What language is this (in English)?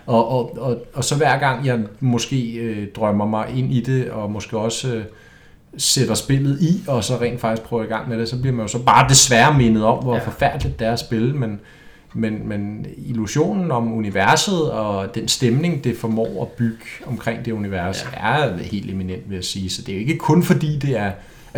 Danish